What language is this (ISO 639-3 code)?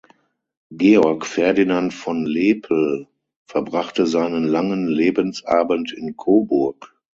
deu